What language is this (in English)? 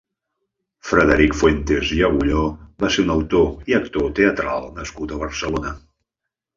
Catalan